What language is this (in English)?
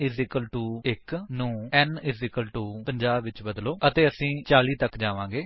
Punjabi